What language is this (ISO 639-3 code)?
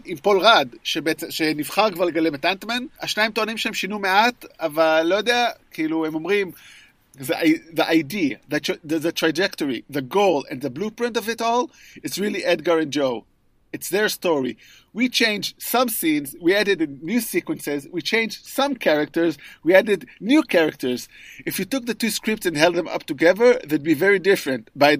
heb